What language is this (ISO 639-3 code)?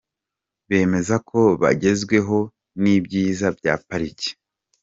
kin